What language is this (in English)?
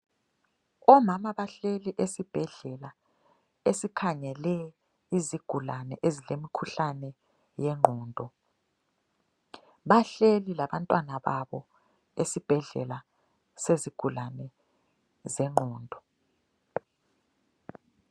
North Ndebele